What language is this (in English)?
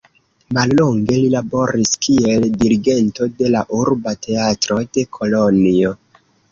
Esperanto